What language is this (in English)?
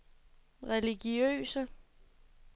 Danish